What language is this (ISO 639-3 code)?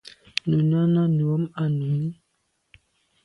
byv